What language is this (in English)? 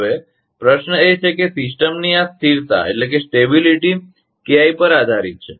Gujarati